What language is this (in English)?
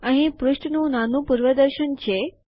Gujarati